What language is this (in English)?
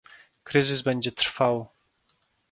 Polish